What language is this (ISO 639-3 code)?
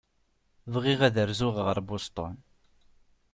kab